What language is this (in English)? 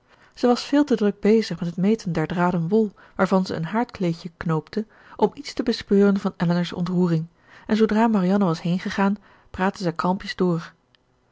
Dutch